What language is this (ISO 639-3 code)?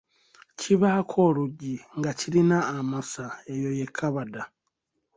lug